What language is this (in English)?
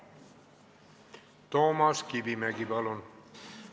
Estonian